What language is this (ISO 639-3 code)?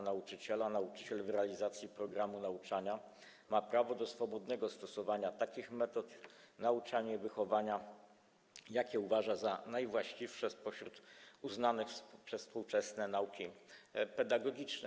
pol